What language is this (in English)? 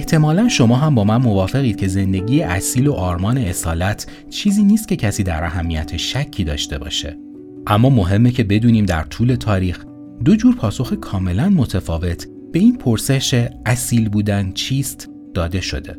Persian